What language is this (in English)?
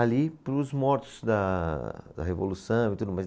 Portuguese